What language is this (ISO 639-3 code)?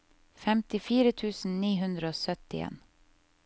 nor